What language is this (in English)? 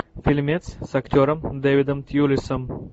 Russian